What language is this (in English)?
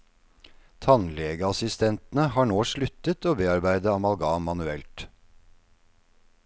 Norwegian